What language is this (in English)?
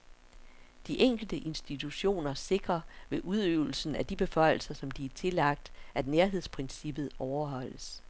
Danish